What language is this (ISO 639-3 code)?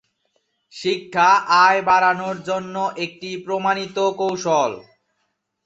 ben